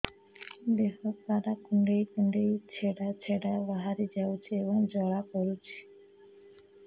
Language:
Odia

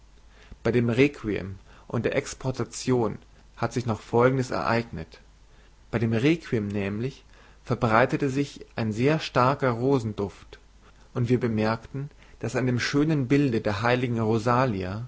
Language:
German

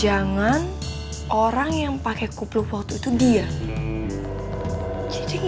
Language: Indonesian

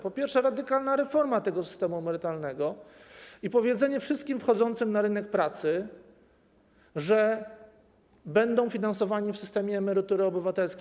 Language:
Polish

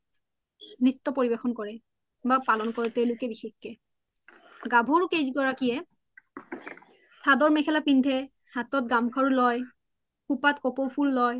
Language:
Assamese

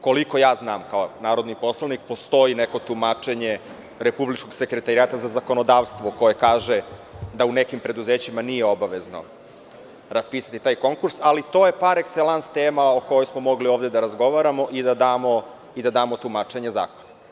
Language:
Serbian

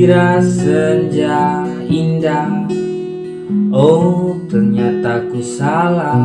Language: Indonesian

